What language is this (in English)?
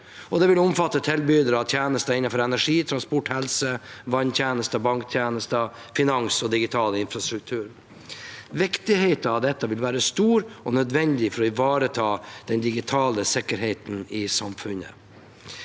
Norwegian